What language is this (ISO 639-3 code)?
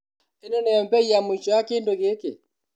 kik